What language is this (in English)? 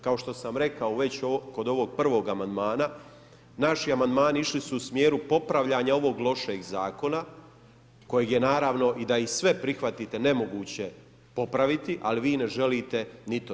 Croatian